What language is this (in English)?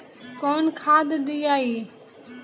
Bhojpuri